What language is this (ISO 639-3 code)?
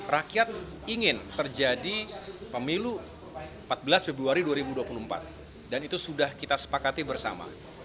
ind